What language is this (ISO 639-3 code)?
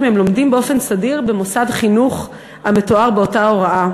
heb